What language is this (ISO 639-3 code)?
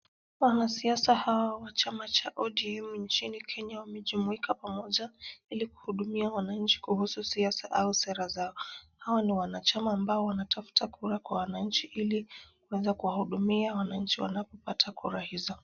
swa